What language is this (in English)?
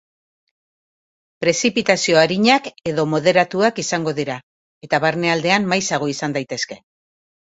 Basque